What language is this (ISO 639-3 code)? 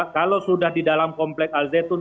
ind